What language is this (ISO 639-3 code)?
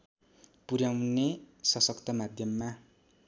nep